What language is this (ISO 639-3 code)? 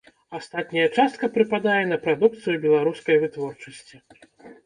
bel